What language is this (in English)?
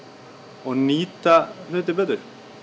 Icelandic